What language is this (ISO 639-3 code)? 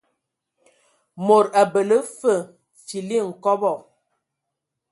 ewo